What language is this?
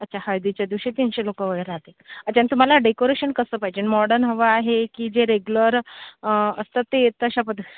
Marathi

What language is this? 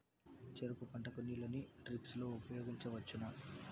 Telugu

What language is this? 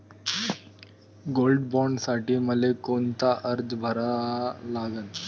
Marathi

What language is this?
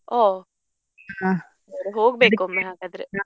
Kannada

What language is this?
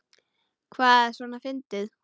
Icelandic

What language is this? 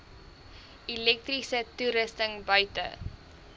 Afrikaans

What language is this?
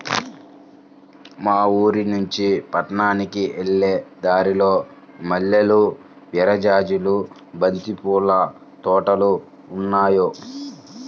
Telugu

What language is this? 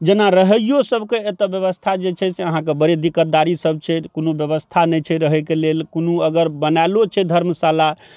Maithili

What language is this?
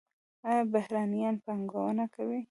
Pashto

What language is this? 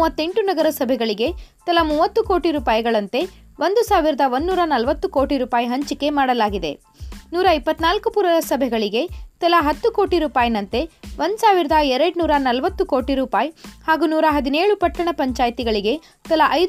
Kannada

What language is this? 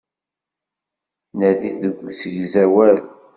Kabyle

